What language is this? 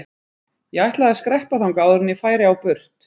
Icelandic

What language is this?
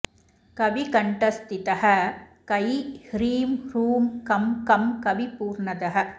Sanskrit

